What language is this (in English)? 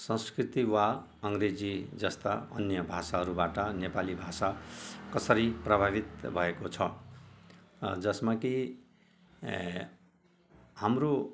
Nepali